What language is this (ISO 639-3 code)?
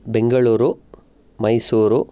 san